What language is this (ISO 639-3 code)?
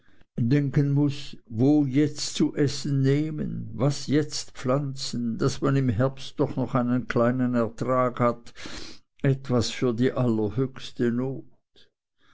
deu